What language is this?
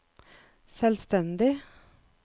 Norwegian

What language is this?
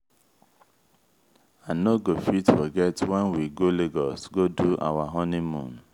Nigerian Pidgin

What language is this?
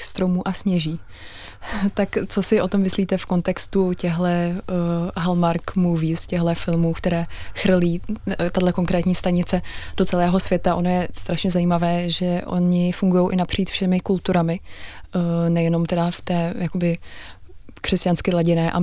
Czech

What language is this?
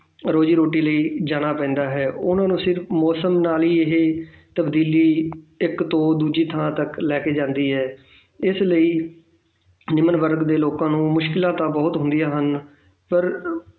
Punjabi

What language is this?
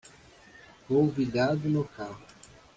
Portuguese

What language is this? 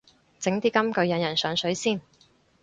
Cantonese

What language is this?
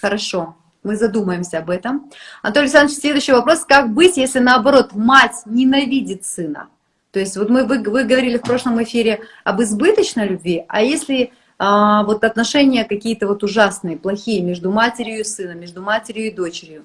Russian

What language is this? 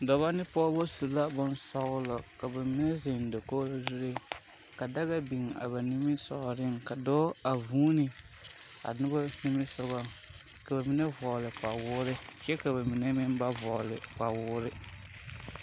Southern Dagaare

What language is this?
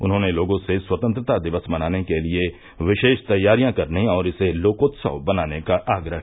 Hindi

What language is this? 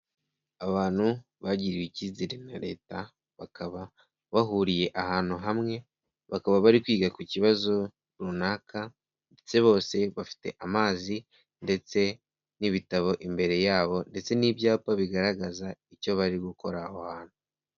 Kinyarwanda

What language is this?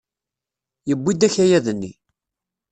Kabyle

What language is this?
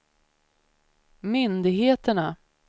Swedish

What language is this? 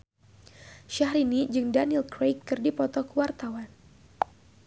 Sundanese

